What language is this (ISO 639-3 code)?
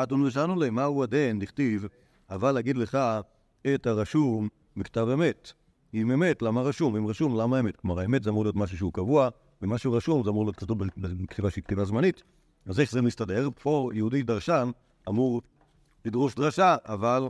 heb